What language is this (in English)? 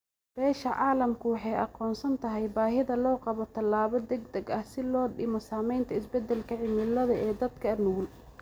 Somali